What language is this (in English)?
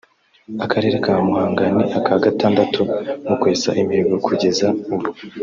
Kinyarwanda